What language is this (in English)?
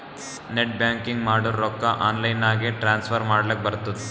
Kannada